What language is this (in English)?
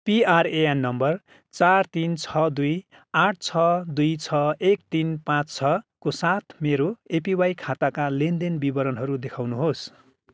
Nepali